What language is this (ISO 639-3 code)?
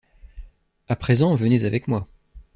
fra